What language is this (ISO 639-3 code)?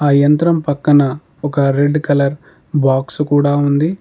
tel